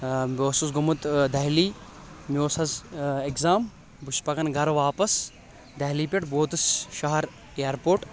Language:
Kashmiri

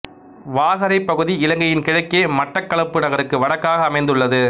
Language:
Tamil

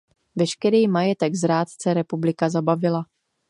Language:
Czech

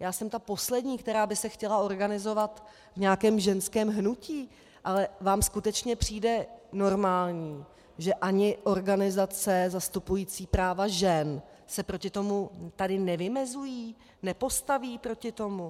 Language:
Czech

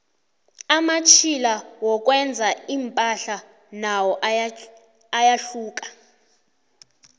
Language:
South Ndebele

